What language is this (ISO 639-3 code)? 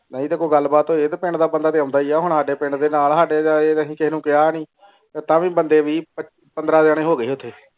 pan